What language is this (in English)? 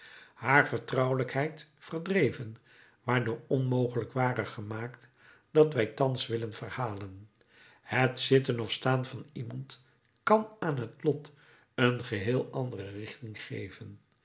Dutch